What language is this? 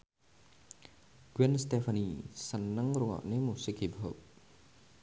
Javanese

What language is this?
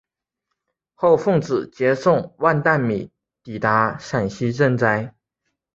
Chinese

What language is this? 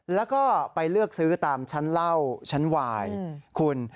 Thai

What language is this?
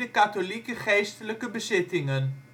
Dutch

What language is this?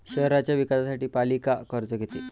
Marathi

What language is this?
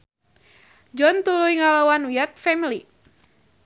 Sundanese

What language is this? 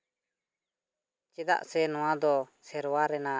Santali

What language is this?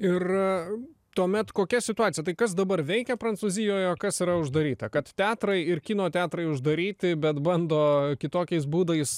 Lithuanian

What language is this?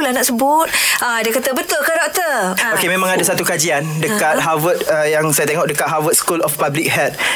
Malay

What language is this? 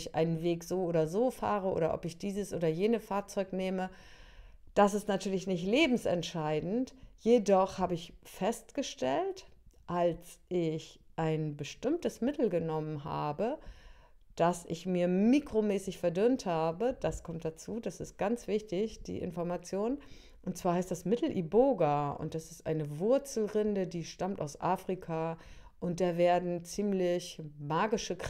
German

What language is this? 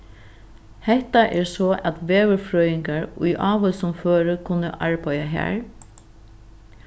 Faroese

